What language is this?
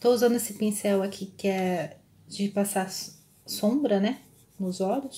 Portuguese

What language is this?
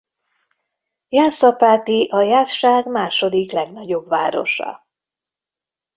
Hungarian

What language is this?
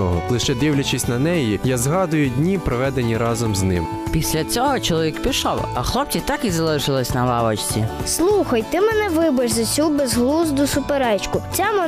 Ukrainian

